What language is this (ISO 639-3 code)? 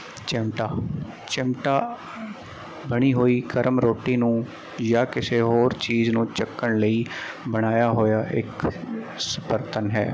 pan